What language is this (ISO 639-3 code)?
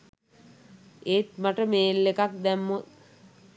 sin